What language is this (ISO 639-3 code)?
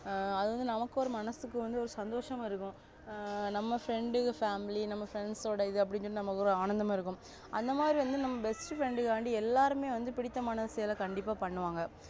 tam